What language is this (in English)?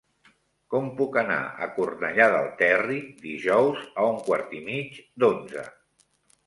Catalan